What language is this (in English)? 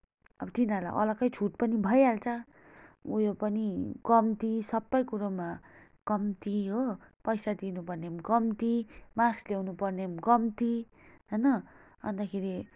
Nepali